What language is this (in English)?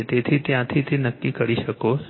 Gujarati